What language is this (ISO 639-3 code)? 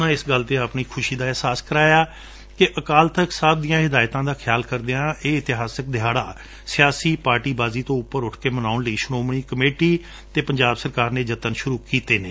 pan